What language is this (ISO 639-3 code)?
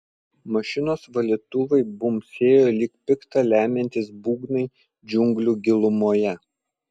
lit